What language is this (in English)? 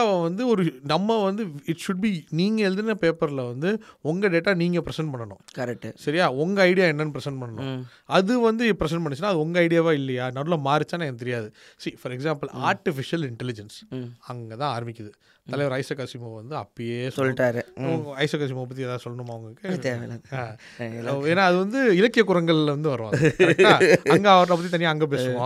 Tamil